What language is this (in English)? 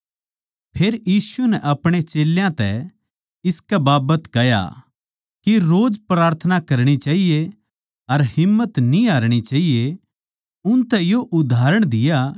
Haryanvi